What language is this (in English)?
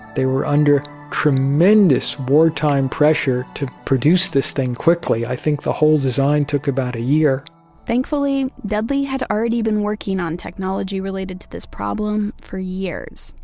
English